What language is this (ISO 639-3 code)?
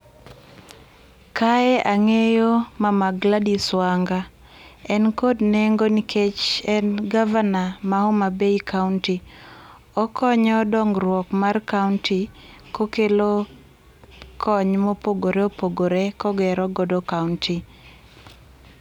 luo